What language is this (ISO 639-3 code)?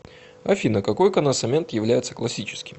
rus